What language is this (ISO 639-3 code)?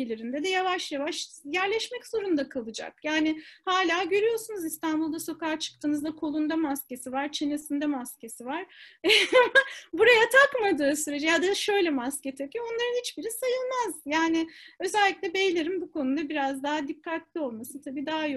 tur